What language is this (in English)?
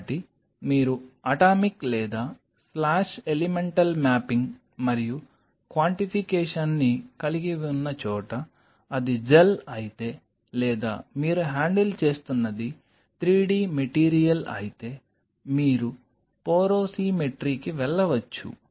Telugu